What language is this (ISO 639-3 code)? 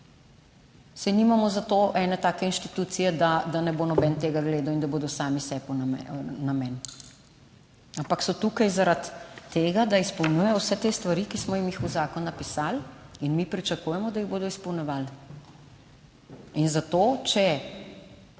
slv